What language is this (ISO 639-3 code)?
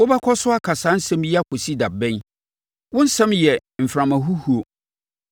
aka